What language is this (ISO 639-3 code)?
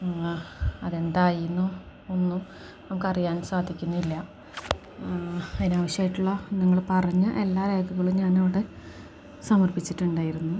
mal